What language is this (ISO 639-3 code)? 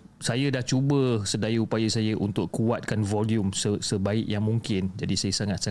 msa